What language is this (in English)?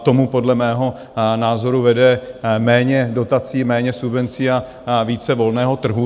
Czech